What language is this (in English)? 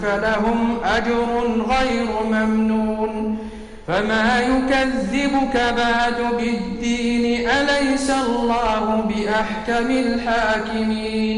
Arabic